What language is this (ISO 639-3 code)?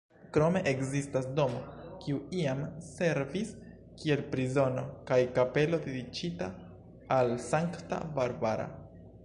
epo